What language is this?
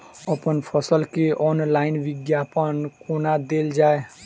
Maithili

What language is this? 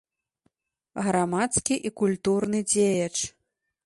Belarusian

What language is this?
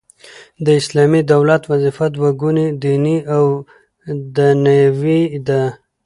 Pashto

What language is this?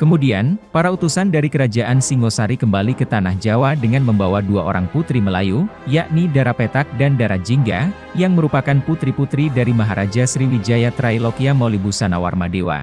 Indonesian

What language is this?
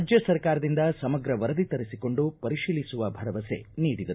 Kannada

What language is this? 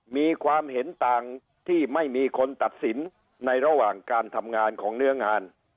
Thai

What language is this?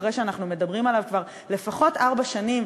Hebrew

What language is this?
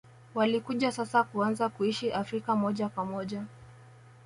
Swahili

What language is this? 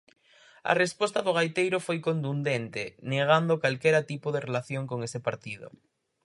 Galician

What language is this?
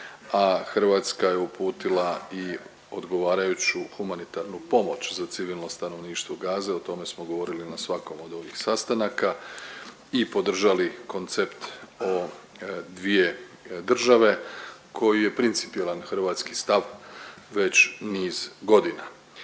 Croatian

